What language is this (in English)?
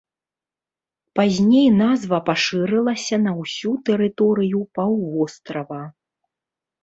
Belarusian